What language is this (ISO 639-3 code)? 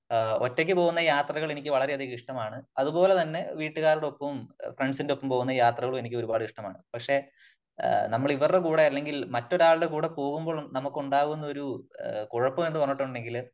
mal